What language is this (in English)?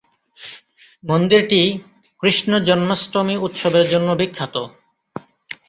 Bangla